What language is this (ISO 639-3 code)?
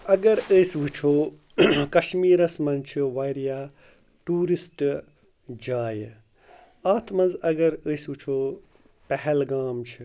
kas